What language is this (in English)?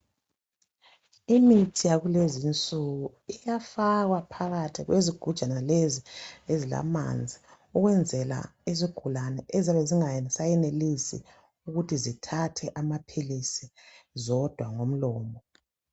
North Ndebele